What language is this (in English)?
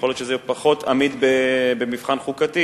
Hebrew